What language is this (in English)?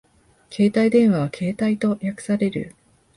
Japanese